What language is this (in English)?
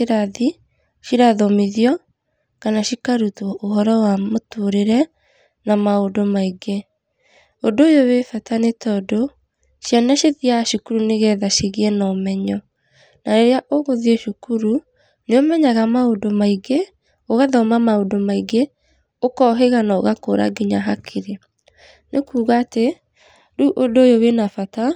Kikuyu